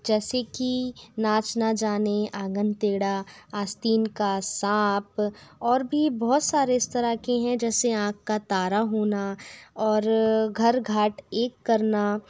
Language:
Hindi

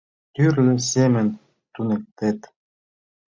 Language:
Mari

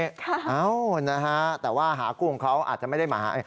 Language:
Thai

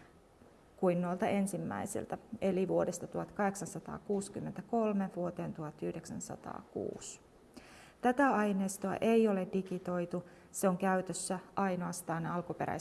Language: Finnish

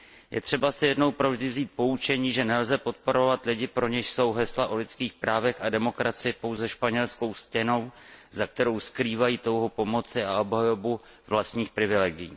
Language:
Czech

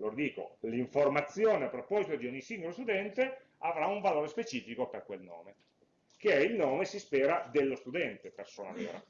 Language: Italian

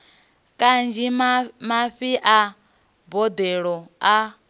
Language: Venda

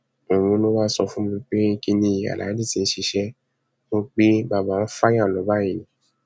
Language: Yoruba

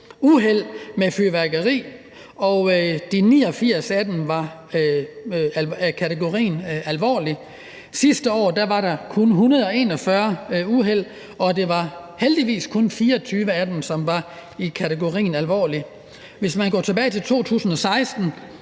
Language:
Danish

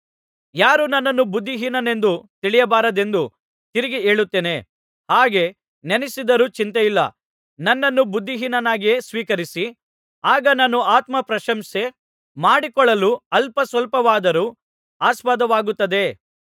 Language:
Kannada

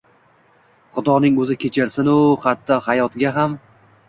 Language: Uzbek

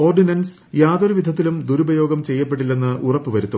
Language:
Malayalam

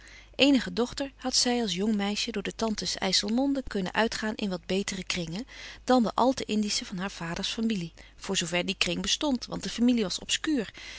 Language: Dutch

